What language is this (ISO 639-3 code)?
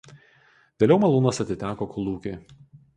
lit